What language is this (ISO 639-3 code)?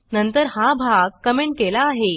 mar